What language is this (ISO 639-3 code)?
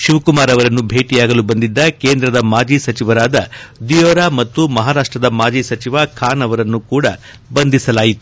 kan